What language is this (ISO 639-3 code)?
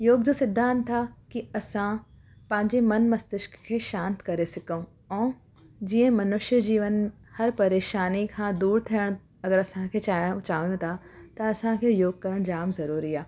snd